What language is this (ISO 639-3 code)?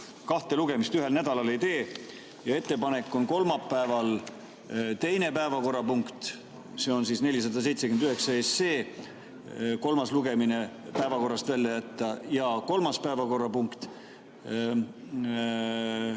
est